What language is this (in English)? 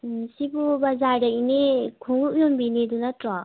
Manipuri